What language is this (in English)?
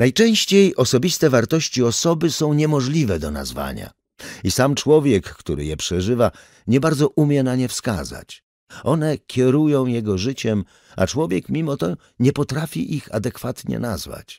Polish